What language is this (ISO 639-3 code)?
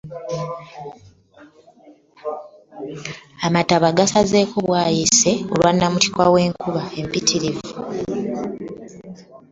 lug